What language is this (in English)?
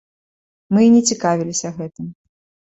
Belarusian